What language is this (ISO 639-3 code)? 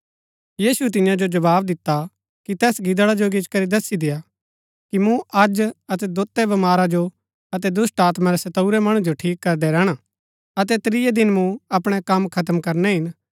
gbk